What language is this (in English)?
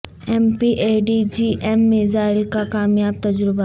Urdu